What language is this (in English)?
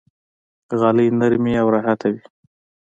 Pashto